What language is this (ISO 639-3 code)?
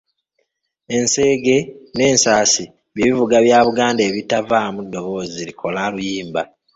lug